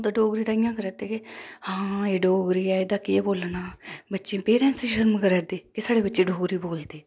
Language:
Dogri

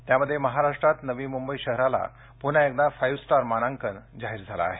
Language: Marathi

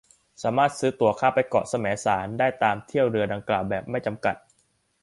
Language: Thai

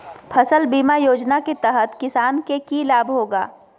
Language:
Magahi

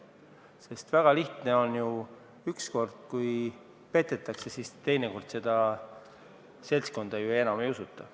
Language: Estonian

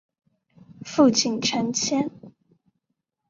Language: Chinese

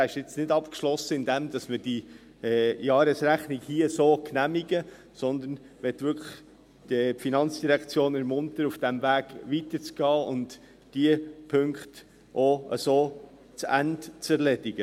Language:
Swiss German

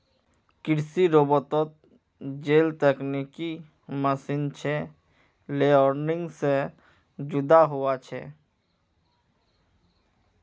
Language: Magahi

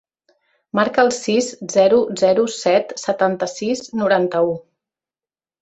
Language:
Catalan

